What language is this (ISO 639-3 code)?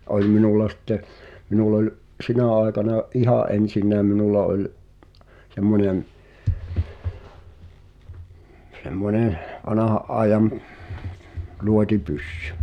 fin